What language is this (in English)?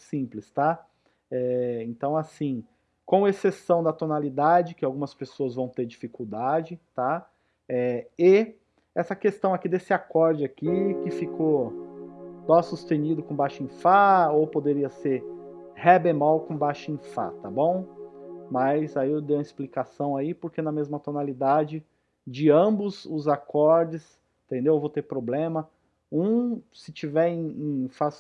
Portuguese